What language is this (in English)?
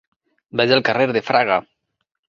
Catalan